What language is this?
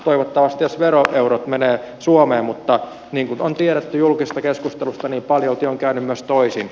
Finnish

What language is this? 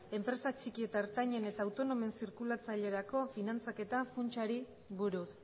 Basque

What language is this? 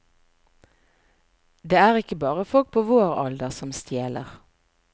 Norwegian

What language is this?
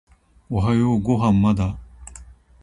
Japanese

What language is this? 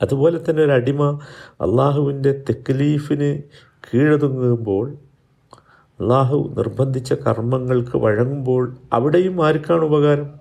Malayalam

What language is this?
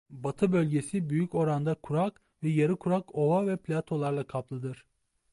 Turkish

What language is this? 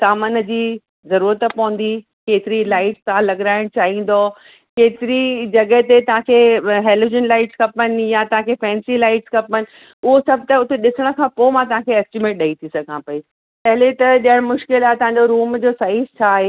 Sindhi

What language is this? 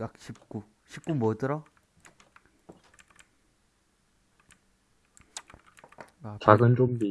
Korean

